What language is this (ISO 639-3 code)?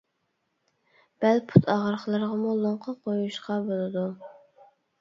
uig